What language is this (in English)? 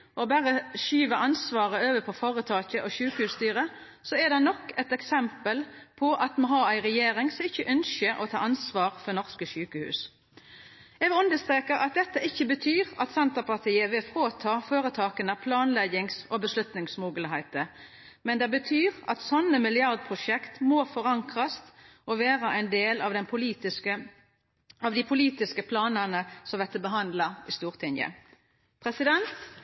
Norwegian Nynorsk